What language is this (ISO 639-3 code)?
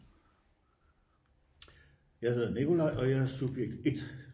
dan